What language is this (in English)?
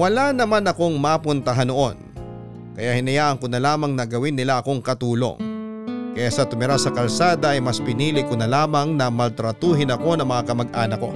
Filipino